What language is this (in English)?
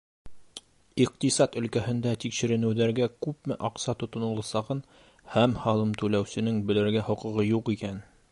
Bashkir